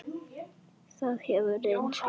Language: Icelandic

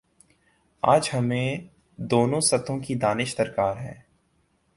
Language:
Urdu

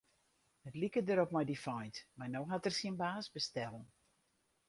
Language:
Western Frisian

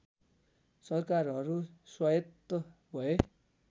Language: Nepali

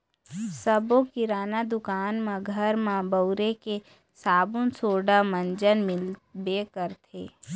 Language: Chhattisgarhi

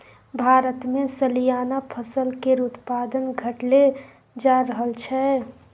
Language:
Maithili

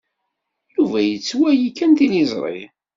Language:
Kabyle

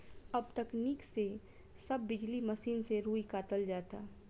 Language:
Bhojpuri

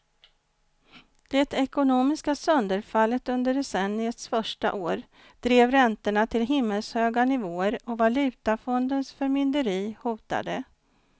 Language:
Swedish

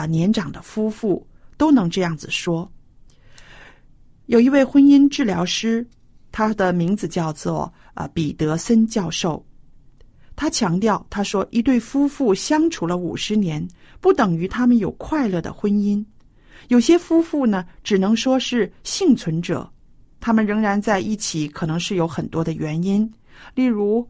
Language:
Chinese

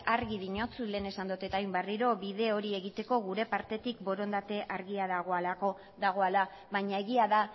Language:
Basque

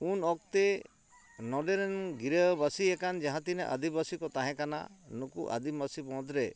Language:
Santali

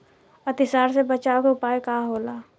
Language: Bhojpuri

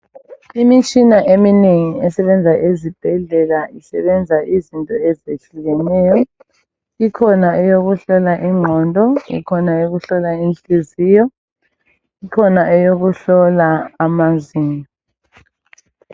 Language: North Ndebele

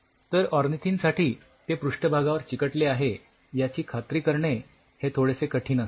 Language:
Marathi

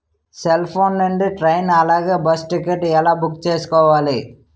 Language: Telugu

